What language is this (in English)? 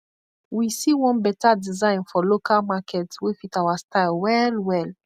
Nigerian Pidgin